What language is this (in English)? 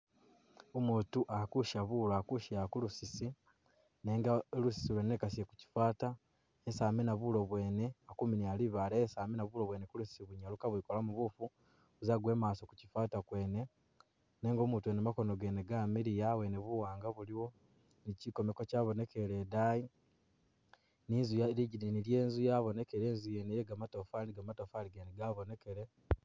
Masaaba